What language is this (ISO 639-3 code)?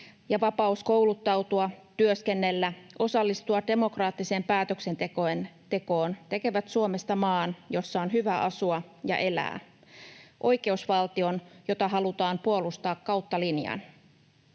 fin